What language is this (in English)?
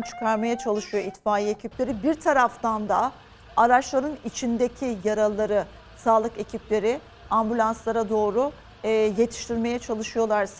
Turkish